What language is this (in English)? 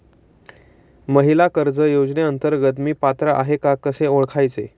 Marathi